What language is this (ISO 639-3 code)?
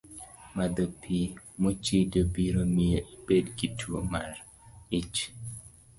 luo